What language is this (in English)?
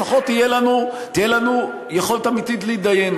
Hebrew